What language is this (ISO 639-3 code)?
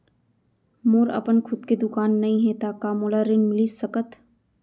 hne